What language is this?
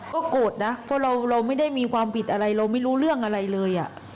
Thai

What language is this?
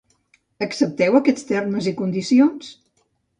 Catalan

